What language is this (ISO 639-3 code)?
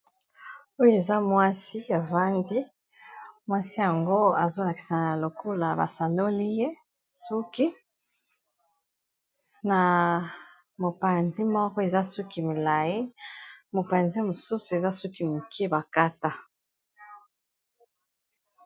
lin